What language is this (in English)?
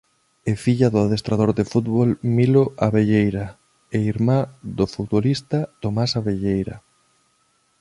Galician